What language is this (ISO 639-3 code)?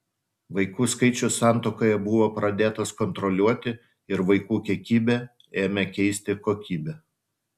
lit